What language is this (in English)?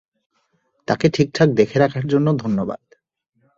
Bangla